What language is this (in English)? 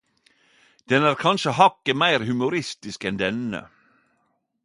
Norwegian Nynorsk